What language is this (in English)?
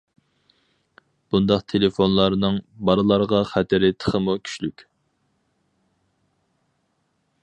Uyghur